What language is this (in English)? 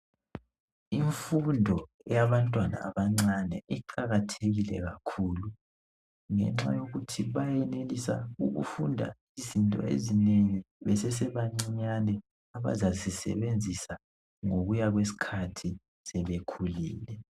North Ndebele